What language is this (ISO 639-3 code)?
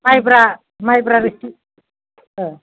brx